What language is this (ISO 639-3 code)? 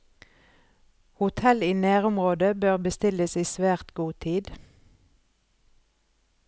nor